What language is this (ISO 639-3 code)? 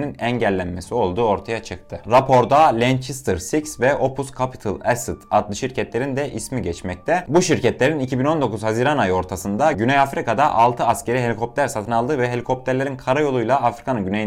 tur